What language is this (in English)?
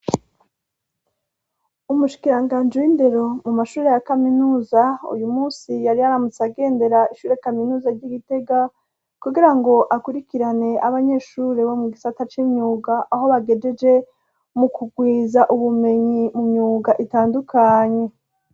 Rundi